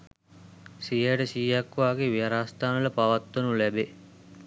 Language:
Sinhala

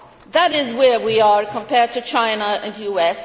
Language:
English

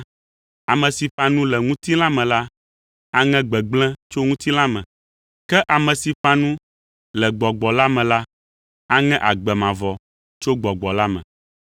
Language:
Ewe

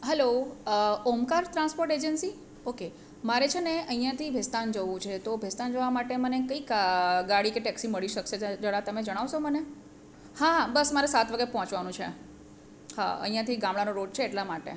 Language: Gujarati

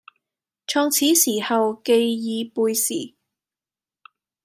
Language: Cantonese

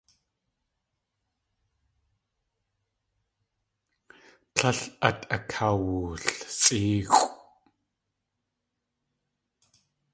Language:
Tlingit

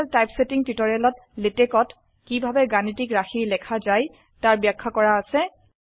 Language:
Assamese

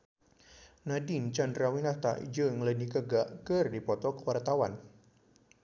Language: Sundanese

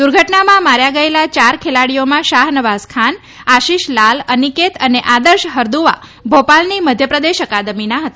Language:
Gujarati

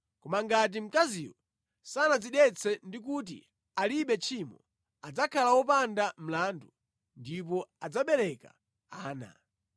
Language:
Nyanja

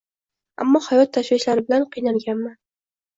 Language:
Uzbek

